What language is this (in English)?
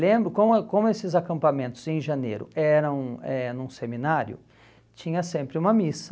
Portuguese